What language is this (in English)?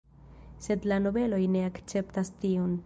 Esperanto